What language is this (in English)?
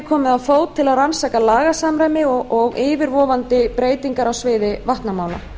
Icelandic